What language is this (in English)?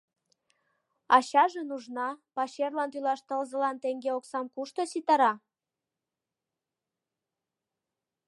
Mari